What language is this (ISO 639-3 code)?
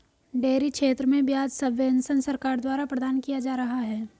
hin